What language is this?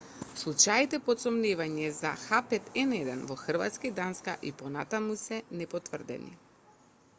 Macedonian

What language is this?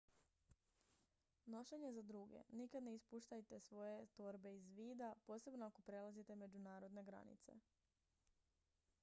Croatian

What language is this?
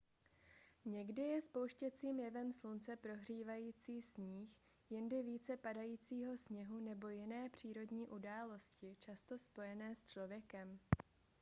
Czech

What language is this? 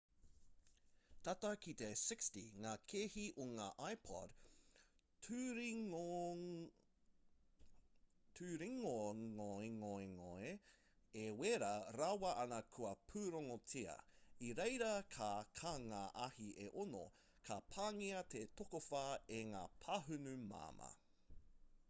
Māori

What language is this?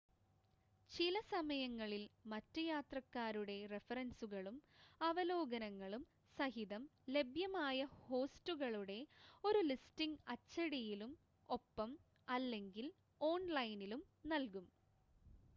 Malayalam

